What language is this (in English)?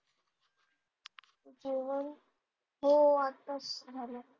Marathi